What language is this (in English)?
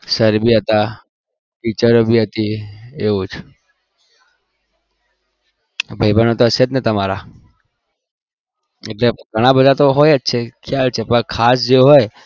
Gujarati